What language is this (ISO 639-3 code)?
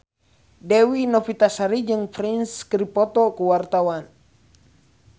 sun